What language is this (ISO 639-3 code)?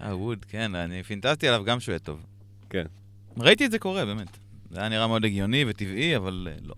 heb